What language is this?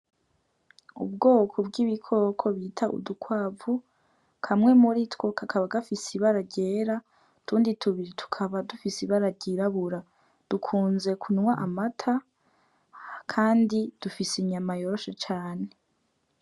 Rundi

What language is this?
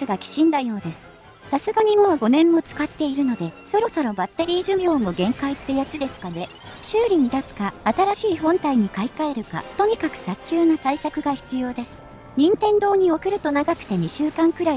Japanese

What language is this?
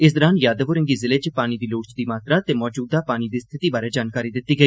Dogri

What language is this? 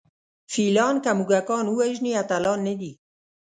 Pashto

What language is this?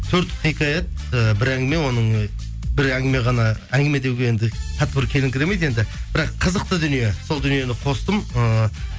Kazakh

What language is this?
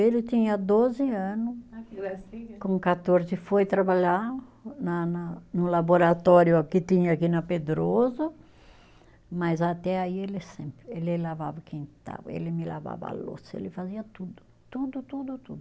Portuguese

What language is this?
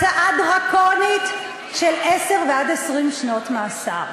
Hebrew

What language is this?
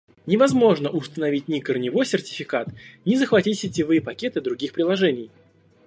Russian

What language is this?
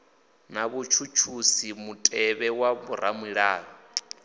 Venda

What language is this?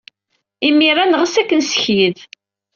Kabyle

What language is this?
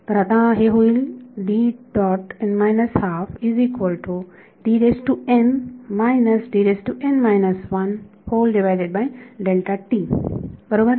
Marathi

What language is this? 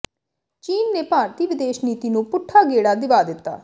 Punjabi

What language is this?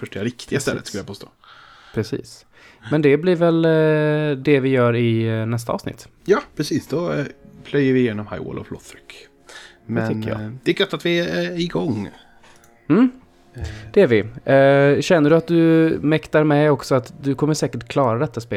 Swedish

